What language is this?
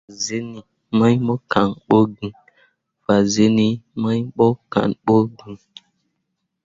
Mundang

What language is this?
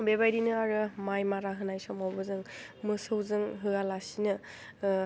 Bodo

